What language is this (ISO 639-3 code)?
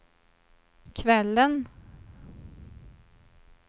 swe